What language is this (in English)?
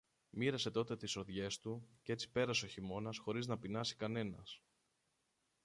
Greek